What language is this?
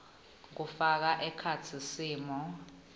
Swati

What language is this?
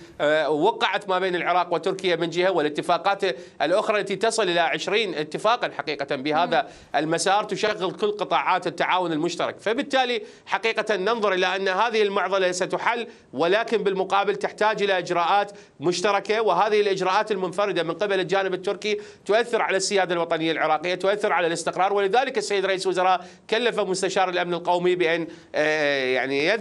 Arabic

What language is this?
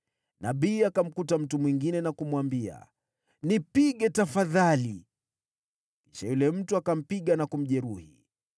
Swahili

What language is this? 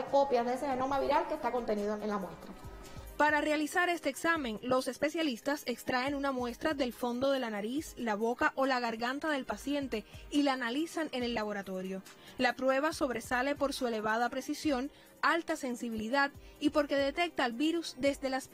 Spanish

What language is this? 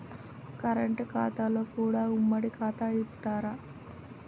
Telugu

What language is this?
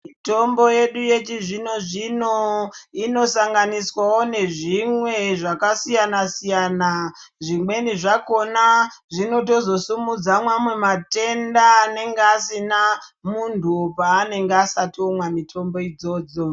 Ndau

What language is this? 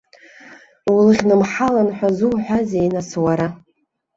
Abkhazian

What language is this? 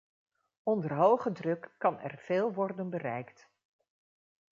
Dutch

